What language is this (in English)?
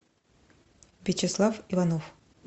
Russian